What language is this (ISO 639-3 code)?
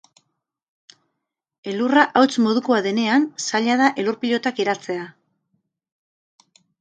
eus